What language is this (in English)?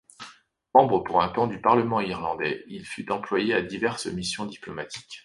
French